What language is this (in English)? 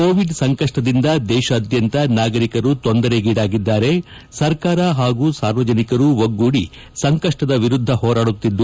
Kannada